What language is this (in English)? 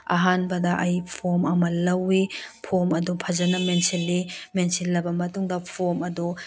Manipuri